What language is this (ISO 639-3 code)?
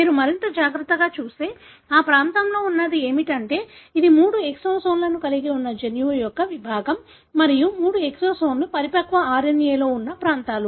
tel